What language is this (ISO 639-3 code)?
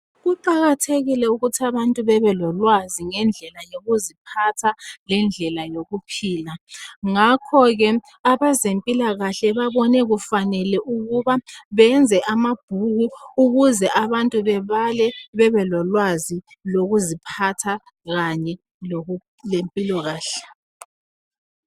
nde